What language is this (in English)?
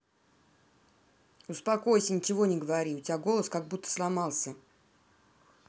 Russian